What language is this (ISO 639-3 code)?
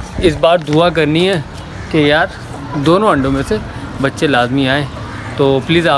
hin